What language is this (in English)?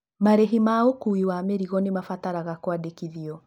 Kikuyu